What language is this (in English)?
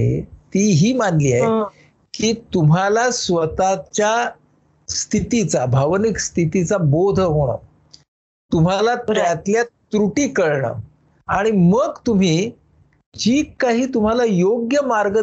Marathi